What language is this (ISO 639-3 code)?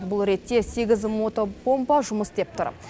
kaz